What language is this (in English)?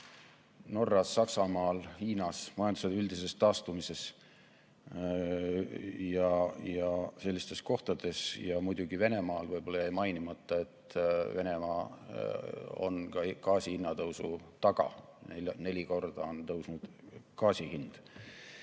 Estonian